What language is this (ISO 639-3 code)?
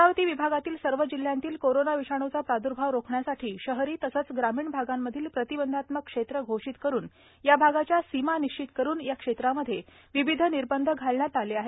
mar